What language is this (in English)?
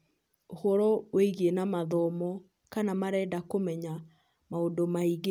Kikuyu